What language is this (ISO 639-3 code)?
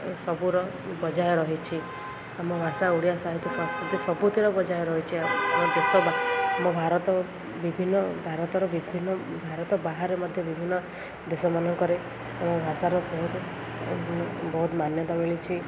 ori